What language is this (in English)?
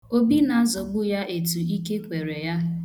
Igbo